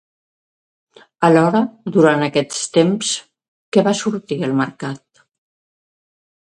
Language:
Catalan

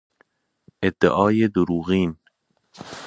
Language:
Persian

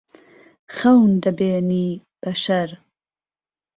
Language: Central Kurdish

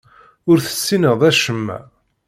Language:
Kabyle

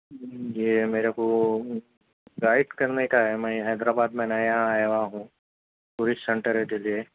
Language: Urdu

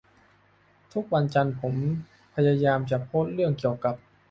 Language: Thai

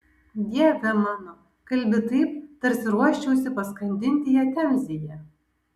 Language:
Lithuanian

